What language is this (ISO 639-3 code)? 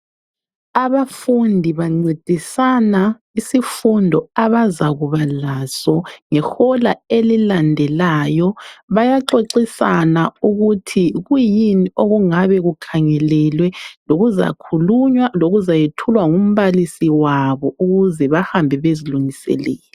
nde